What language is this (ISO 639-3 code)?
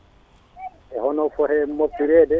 ful